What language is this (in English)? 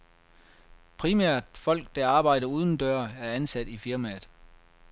Danish